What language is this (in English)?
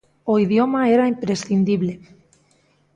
Galician